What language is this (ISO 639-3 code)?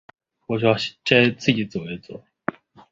zho